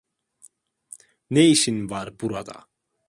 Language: Turkish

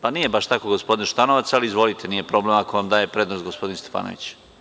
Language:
Serbian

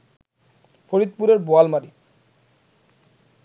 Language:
Bangla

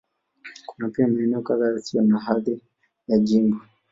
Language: Swahili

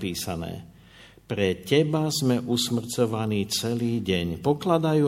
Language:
Slovak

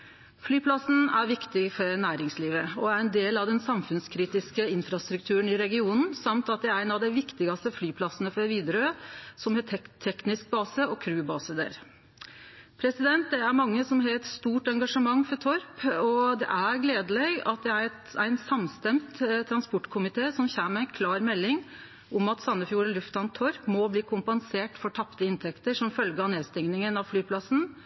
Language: Norwegian Nynorsk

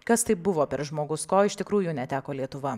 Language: Lithuanian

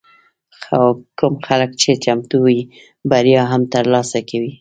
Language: Pashto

